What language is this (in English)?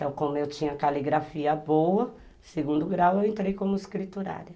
Portuguese